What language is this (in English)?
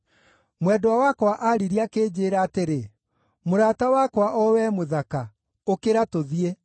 Kikuyu